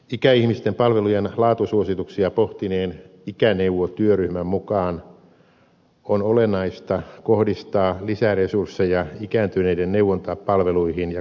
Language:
Finnish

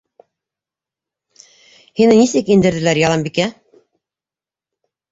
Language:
Bashkir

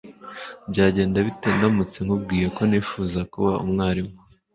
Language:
Kinyarwanda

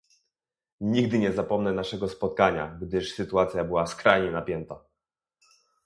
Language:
Polish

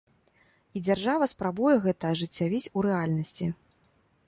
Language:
Belarusian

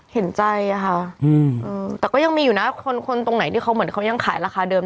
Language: Thai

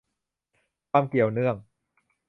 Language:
Thai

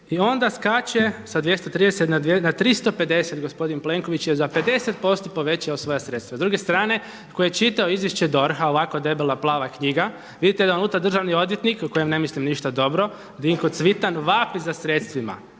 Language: Croatian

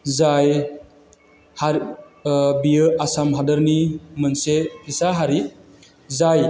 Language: Bodo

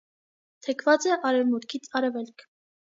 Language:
Armenian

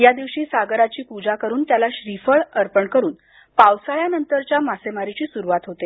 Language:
Marathi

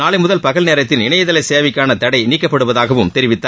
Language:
Tamil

